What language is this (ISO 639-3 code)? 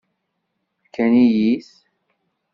kab